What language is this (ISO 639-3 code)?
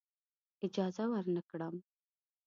pus